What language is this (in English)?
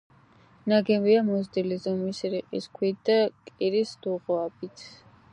Georgian